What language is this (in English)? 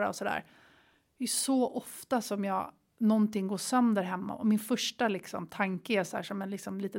Swedish